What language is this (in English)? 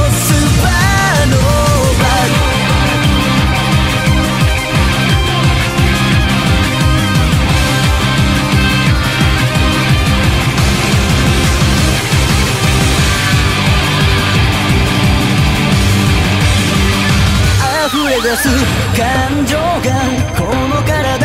Japanese